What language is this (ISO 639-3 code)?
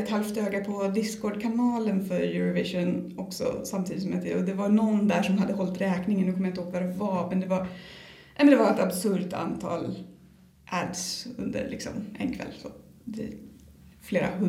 swe